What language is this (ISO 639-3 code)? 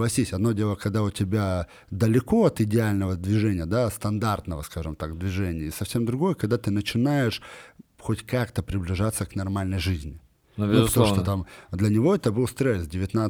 rus